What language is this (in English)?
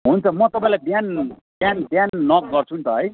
Nepali